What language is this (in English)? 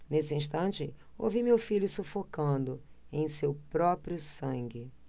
Portuguese